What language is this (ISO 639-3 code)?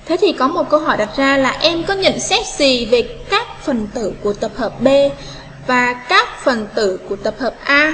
vie